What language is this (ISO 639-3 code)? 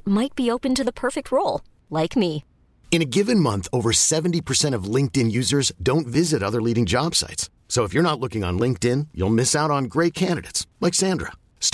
swe